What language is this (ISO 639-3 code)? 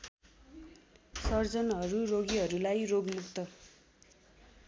nep